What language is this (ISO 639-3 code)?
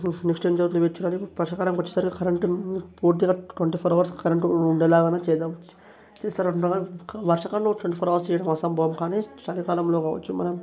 tel